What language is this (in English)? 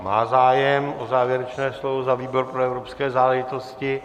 Czech